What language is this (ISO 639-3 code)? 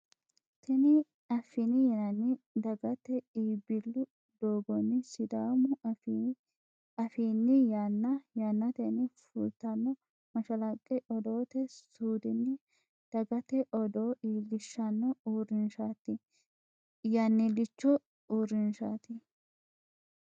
sid